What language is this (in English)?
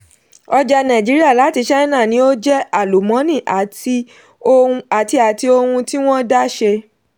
Yoruba